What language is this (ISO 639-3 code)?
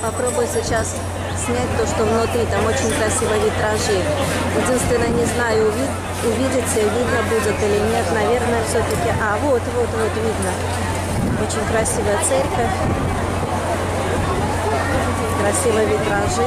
rus